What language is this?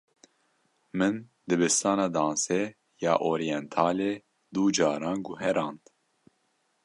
Kurdish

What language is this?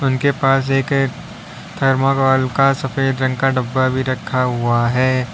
Hindi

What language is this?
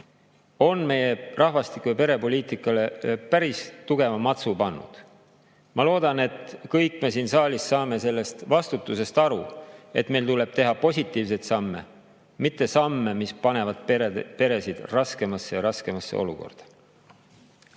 Estonian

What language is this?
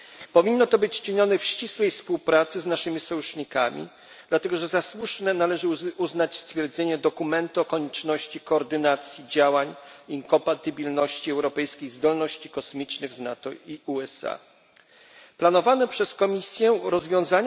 Polish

